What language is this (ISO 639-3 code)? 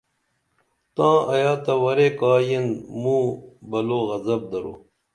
dml